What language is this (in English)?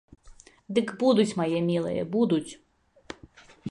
Belarusian